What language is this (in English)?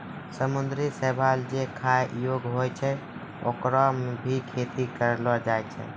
Maithili